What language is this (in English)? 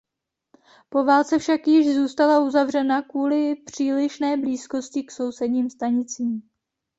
Czech